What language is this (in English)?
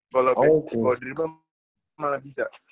Indonesian